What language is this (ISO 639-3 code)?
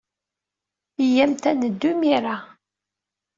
kab